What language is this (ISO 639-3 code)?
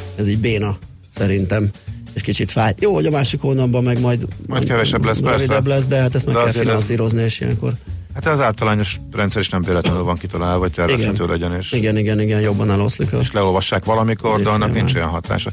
hun